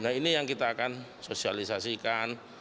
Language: Indonesian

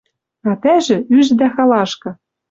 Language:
Western Mari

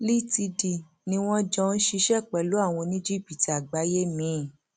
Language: Yoruba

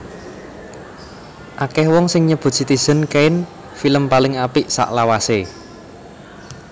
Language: Javanese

